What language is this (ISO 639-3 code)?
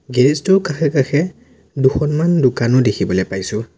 asm